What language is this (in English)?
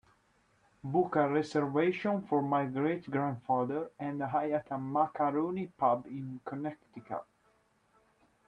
English